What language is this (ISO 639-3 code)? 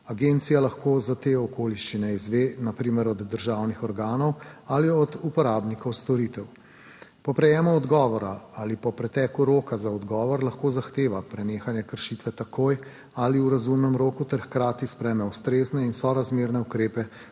slv